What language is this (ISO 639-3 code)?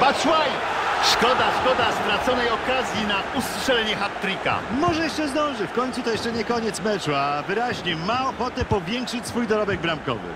pol